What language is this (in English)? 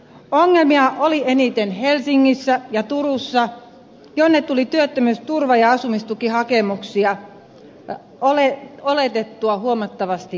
Finnish